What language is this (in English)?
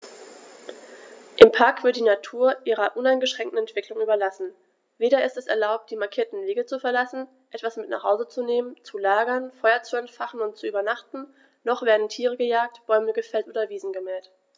German